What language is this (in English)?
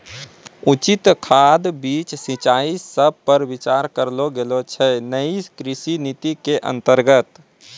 Maithili